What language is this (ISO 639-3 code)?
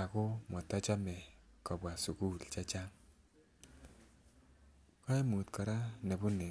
kln